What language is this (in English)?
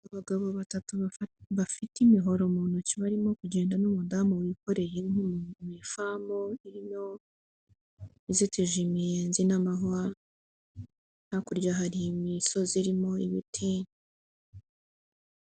Kinyarwanda